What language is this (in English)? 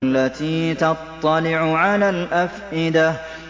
Arabic